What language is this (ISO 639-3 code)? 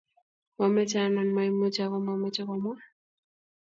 kln